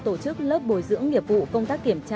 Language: Vietnamese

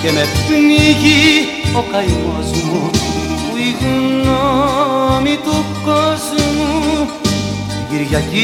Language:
Greek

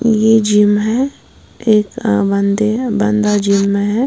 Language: Hindi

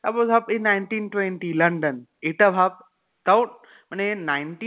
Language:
Bangla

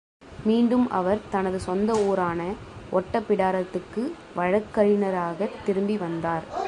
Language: Tamil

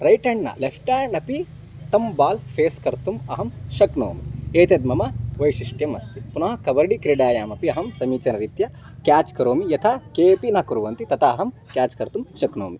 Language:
Sanskrit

